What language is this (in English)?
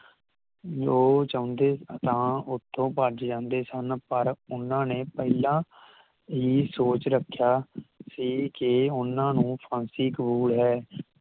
Punjabi